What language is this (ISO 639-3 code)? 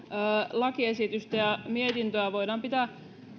fin